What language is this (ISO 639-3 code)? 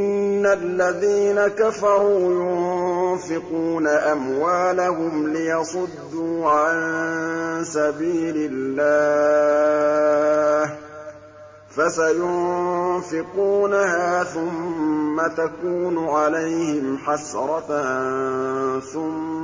ara